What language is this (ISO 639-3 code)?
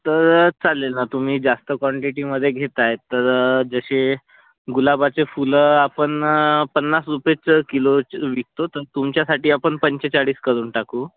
mar